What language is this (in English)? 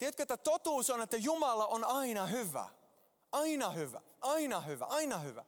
Finnish